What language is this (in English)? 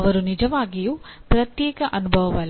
Kannada